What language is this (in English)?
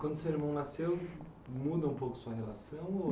Portuguese